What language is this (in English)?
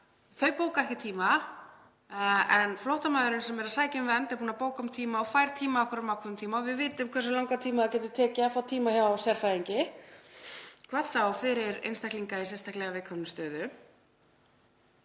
Icelandic